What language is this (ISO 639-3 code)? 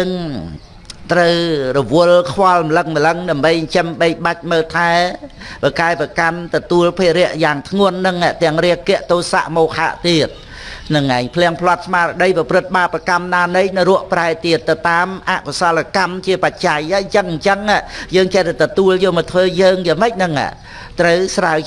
vie